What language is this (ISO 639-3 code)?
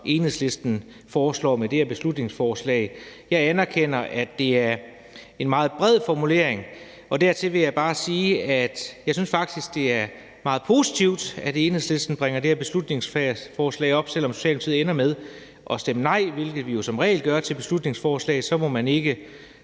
dan